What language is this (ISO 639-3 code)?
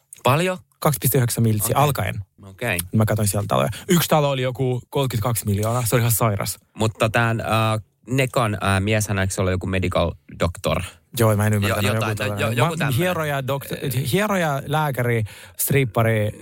fin